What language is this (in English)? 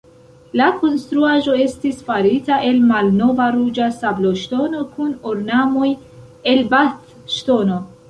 Esperanto